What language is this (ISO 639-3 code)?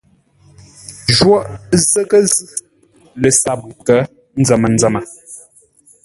nla